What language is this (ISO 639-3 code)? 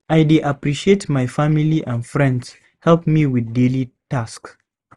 pcm